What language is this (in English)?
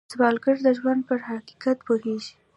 Pashto